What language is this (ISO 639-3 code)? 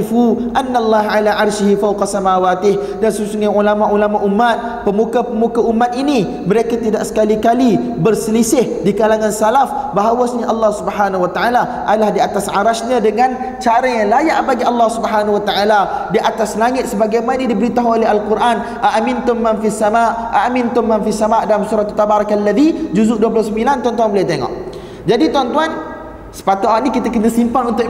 msa